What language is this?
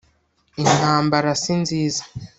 Kinyarwanda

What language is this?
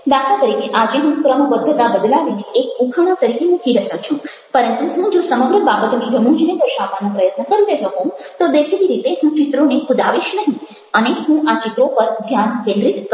Gujarati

